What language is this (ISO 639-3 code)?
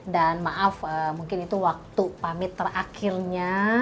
ind